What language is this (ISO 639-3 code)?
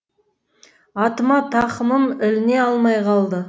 kaz